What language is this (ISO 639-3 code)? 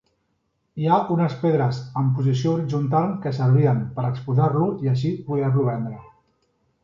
cat